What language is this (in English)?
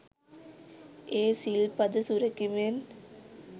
Sinhala